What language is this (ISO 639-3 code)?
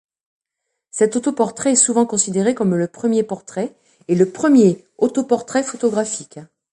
fra